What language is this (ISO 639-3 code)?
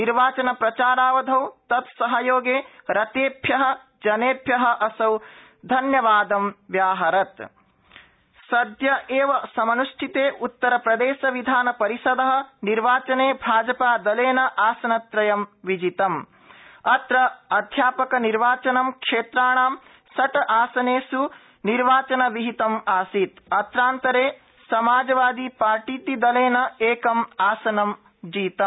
san